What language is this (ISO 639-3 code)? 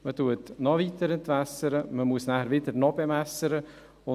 gsw